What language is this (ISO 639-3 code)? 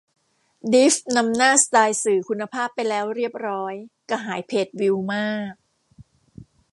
tha